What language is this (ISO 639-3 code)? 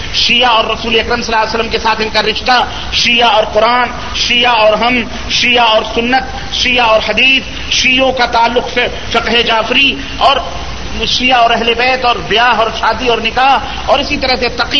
urd